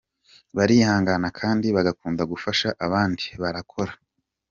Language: Kinyarwanda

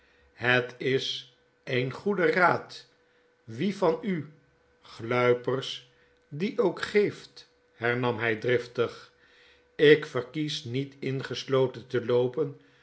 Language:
Dutch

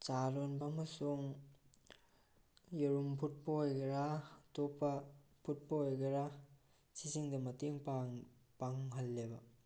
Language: Manipuri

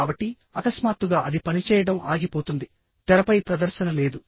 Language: Telugu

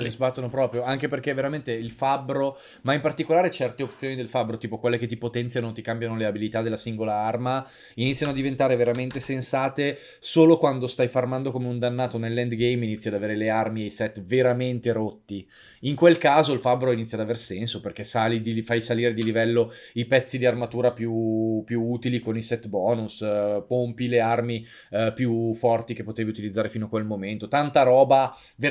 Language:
Italian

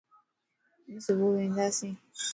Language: Lasi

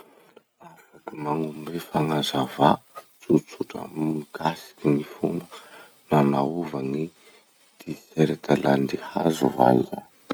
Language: Masikoro Malagasy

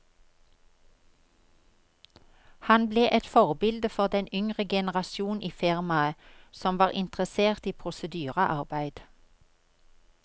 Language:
Norwegian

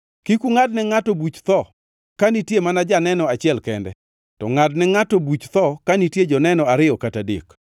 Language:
Luo (Kenya and Tanzania)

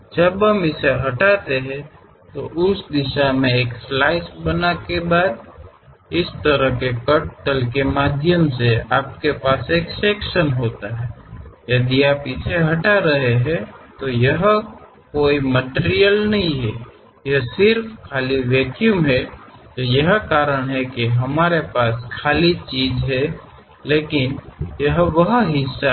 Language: Kannada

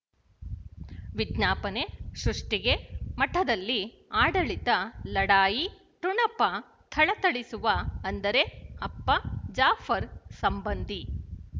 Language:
Kannada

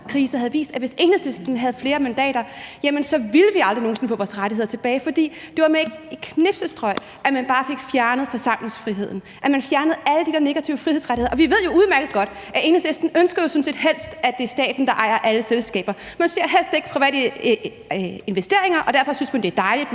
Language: Danish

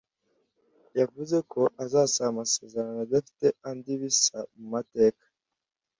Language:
Kinyarwanda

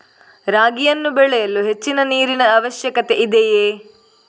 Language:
Kannada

